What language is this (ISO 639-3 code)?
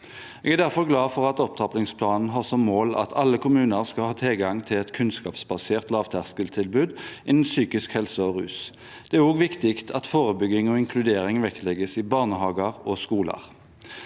nor